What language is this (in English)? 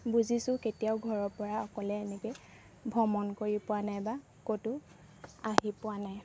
Assamese